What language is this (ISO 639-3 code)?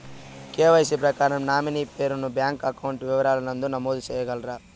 tel